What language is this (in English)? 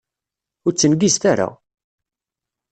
Kabyle